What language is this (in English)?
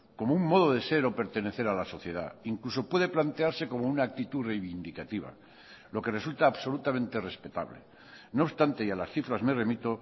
Spanish